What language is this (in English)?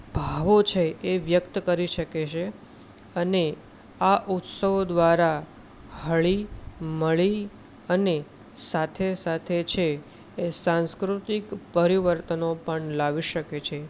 Gujarati